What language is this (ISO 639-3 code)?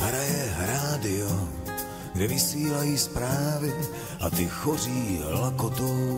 ces